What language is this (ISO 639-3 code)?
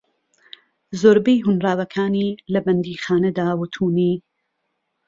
ckb